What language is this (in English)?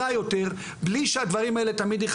Hebrew